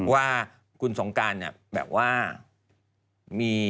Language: Thai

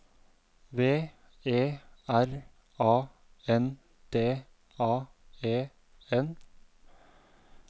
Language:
Norwegian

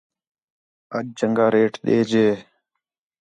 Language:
Khetrani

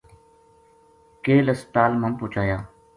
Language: Gujari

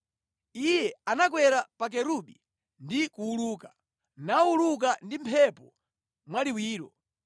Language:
Nyanja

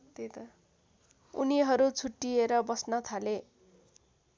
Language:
Nepali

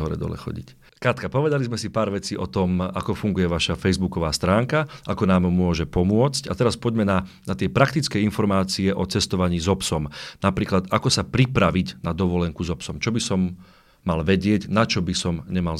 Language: Slovak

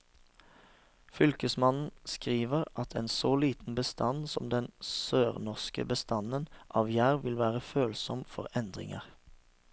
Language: Norwegian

